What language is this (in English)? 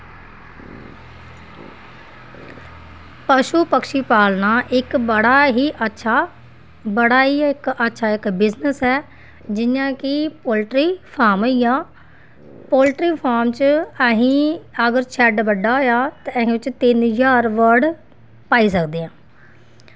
Dogri